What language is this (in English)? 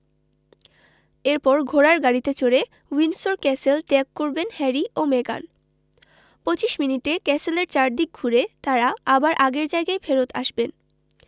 Bangla